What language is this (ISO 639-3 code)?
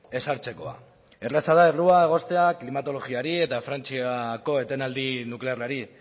eus